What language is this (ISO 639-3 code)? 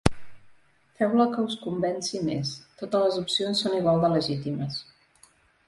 cat